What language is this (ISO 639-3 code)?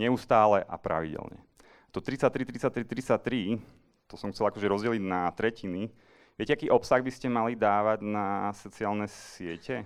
ces